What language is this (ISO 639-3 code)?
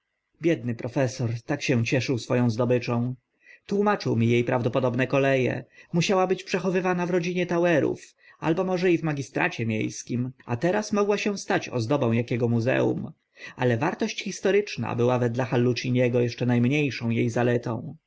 pol